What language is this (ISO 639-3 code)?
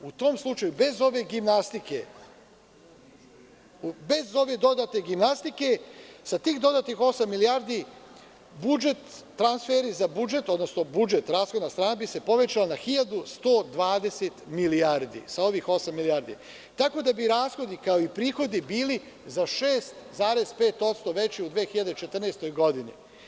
srp